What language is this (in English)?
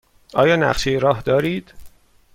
Persian